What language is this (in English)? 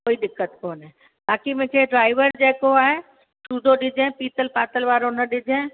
Sindhi